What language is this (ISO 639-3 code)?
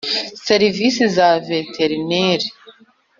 kin